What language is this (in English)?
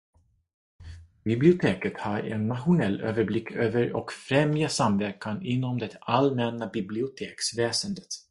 Swedish